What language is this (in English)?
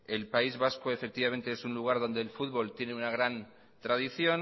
Spanish